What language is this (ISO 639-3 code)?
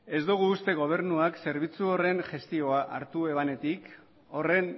eus